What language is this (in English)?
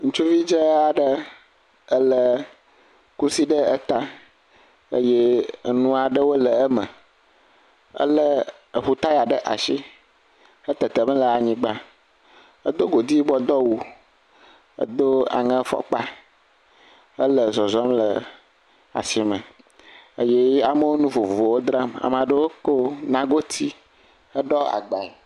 Ewe